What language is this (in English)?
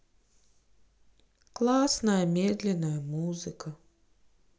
Russian